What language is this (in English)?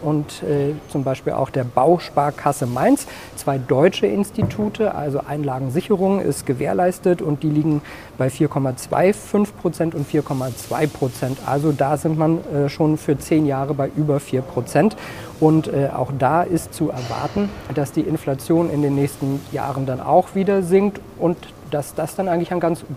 German